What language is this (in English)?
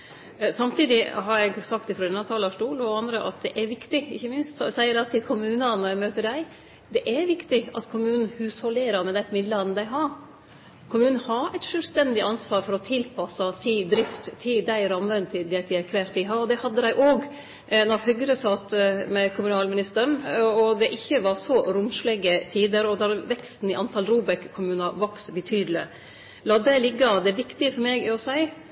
Norwegian Nynorsk